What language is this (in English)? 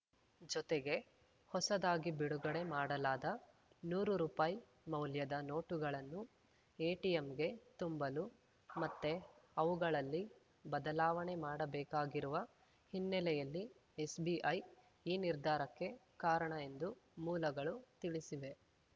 Kannada